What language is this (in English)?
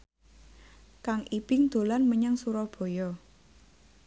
Javanese